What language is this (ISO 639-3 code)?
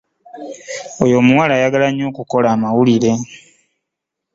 lug